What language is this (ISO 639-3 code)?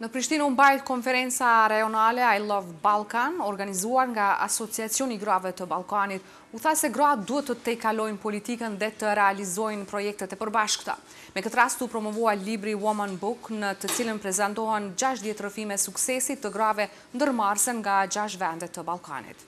ron